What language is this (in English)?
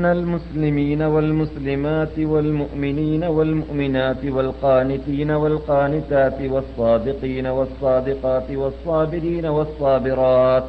Malayalam